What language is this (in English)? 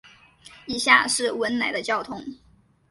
Chinese